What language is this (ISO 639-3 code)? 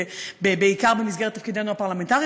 heb